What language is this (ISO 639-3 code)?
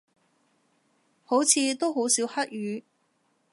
yue